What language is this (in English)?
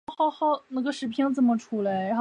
Chinese